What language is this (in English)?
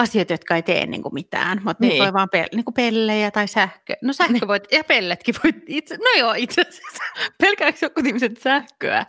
Finnish